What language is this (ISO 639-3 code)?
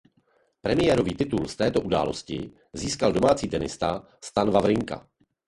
ces